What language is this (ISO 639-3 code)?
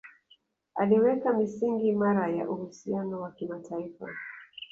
swa